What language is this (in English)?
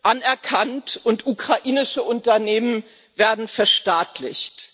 German